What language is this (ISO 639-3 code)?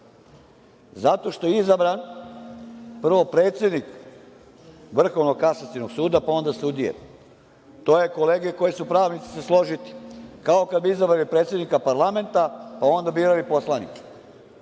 srp